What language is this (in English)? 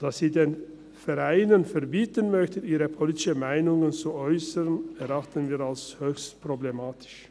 Swiss German